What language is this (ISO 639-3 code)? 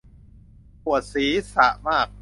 tha